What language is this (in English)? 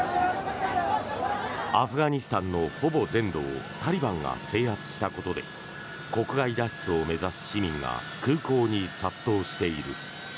Japanese